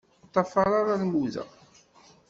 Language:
Kabyle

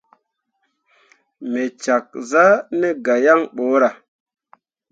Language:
Mundang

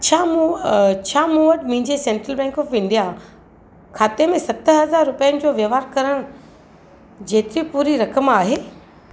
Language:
Sindhi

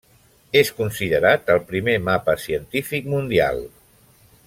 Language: Catalan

